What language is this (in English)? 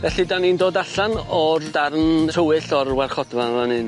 Welsh